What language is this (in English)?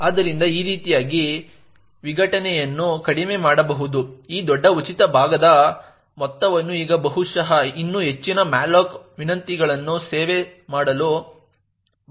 Kannada